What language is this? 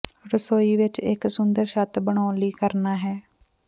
Punjabi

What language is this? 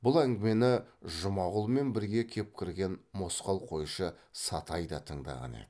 Kazakh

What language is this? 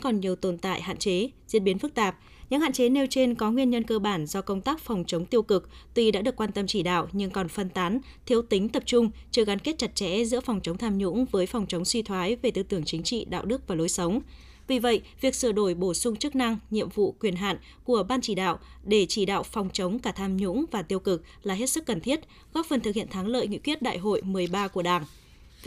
Vietnamese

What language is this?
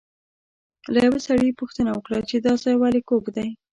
Pashto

